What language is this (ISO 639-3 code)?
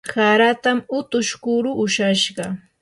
qur